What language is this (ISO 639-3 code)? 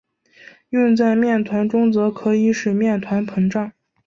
zho